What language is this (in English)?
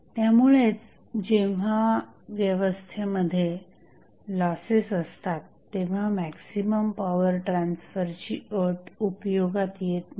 Marathi